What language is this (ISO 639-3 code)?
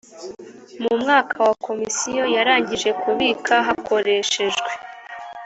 kin